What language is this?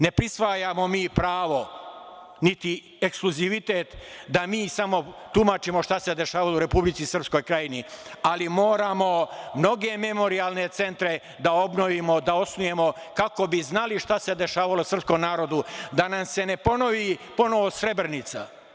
Serbian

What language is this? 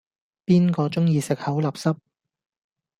Cantonese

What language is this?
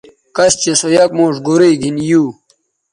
Bateri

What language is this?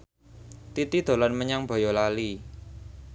Javanese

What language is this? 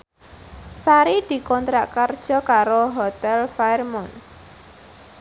Javanese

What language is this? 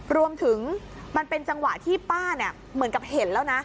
Thai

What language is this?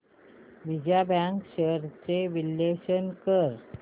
Marathi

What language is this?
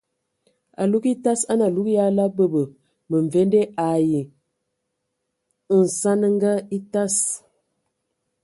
Ewondo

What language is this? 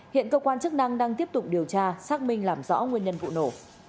Vietnamese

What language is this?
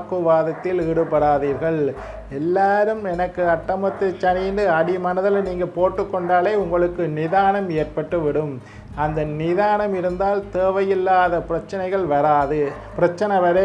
Indonesian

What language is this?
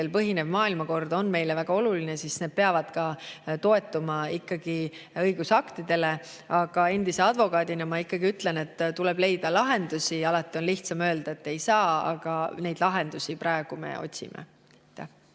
Estonian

